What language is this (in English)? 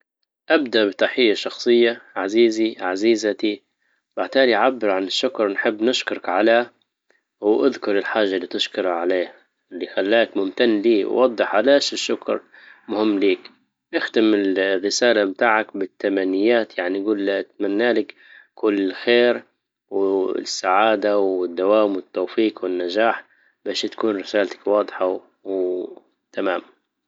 Libyan Arabic